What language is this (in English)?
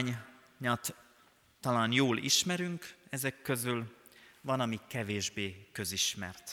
Hungarian